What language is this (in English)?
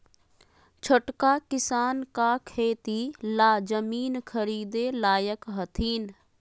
Magahi